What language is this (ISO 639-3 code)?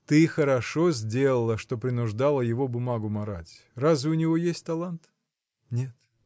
rus